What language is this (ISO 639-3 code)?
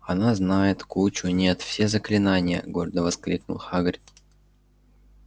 rus